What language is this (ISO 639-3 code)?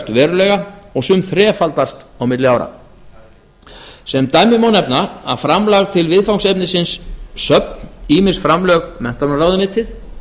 isl